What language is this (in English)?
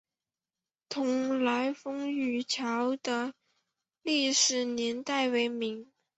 Chinese